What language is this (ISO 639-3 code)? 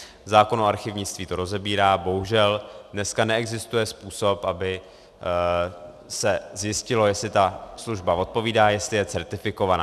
ces